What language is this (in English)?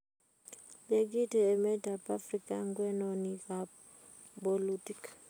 Kalenjin